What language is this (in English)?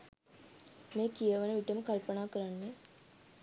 Sinhala